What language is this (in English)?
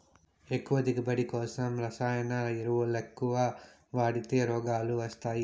Telugu